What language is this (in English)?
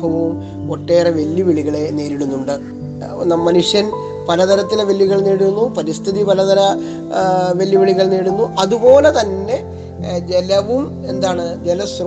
Malayalam